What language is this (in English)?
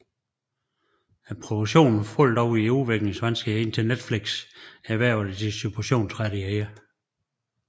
Danish